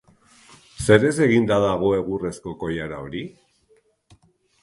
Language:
Basque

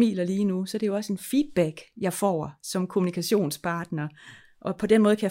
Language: Danish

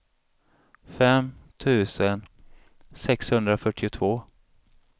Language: Swedish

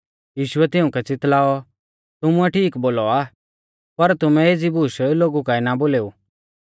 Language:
Mahasu Pahari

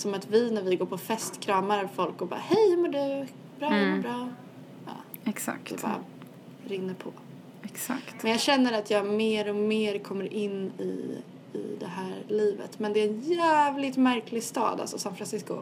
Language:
Swedish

